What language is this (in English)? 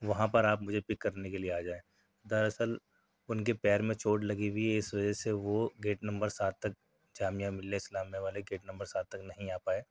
Urdu